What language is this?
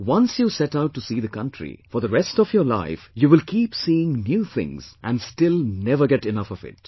English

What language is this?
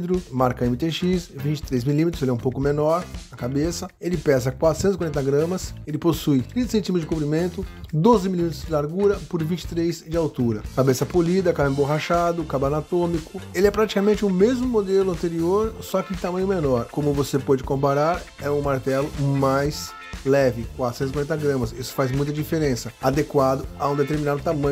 Portuguese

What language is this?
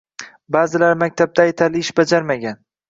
Uzbek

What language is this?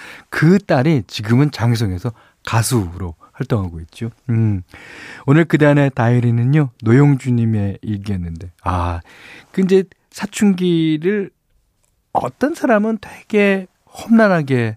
Korean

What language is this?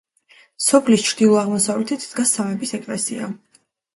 Georgian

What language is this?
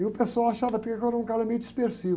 Portuguese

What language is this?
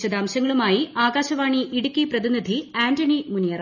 Malayalam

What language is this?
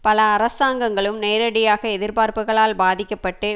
Tamil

